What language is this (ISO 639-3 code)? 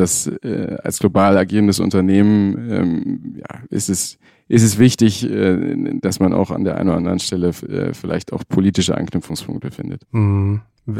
deu